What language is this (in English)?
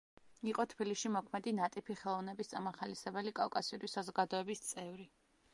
Georgian